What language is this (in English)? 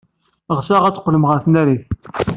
Kabyle